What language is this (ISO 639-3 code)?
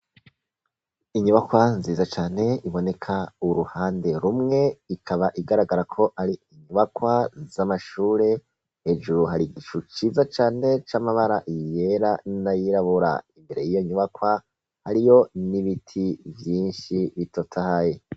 run